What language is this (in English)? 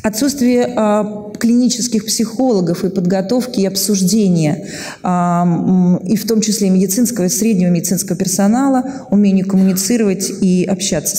Russian